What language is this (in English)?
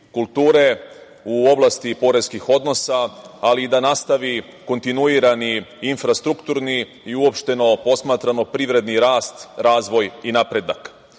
Serbian